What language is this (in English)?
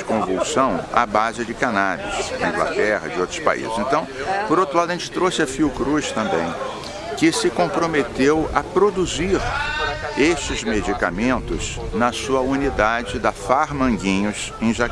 Portuguese